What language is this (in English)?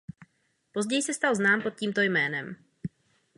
Czech